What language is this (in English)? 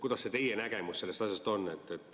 Estonian